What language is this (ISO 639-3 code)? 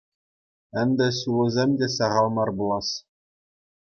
chv